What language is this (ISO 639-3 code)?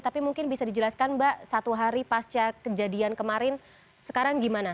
ind